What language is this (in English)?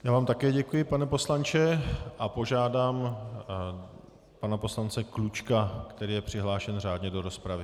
Czech